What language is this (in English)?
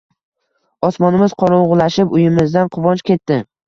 Uzbek